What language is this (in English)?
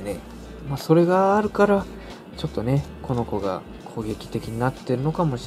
Japanese